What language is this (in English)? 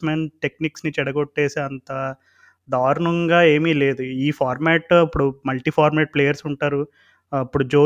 Telugu